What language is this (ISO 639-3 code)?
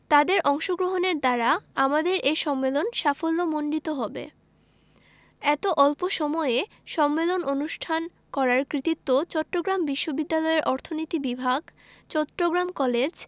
ben